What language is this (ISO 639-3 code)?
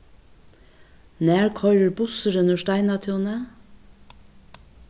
fao